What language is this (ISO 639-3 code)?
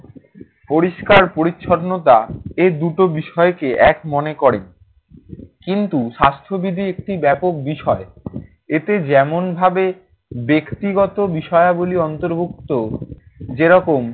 ben